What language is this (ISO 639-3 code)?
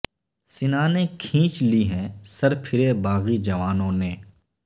urd